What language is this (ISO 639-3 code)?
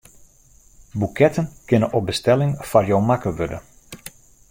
fry